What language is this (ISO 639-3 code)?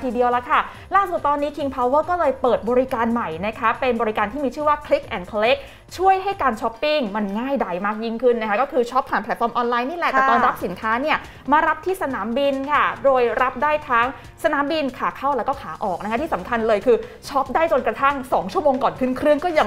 tha